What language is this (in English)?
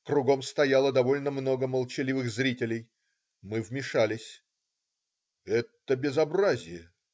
Russian